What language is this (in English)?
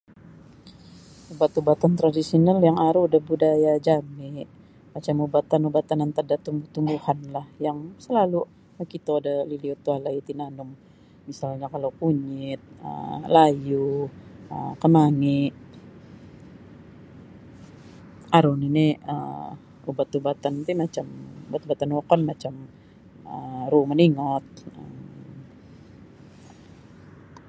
Sabah Bisaya